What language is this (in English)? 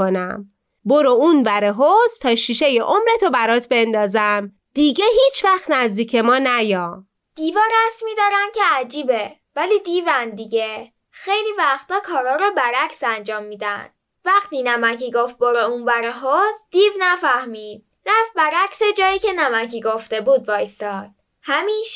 Persian